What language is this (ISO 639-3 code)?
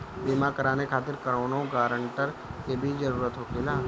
bho